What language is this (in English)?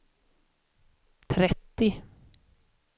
Swedish